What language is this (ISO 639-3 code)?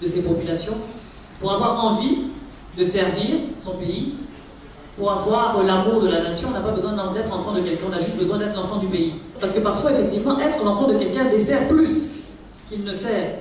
fra